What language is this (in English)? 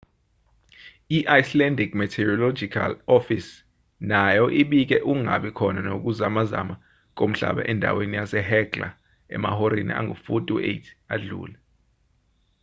Zulu